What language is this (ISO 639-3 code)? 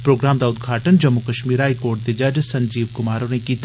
doi